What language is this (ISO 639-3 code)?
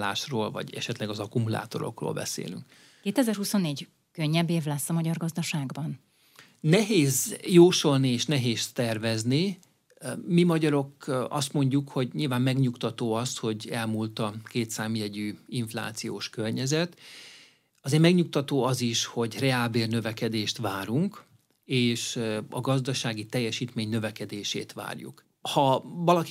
hun